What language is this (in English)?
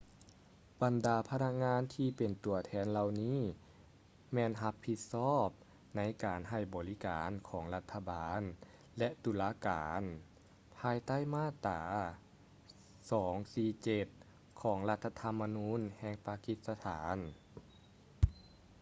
Lao